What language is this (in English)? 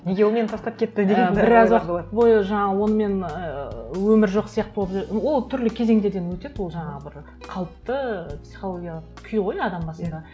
Kazakh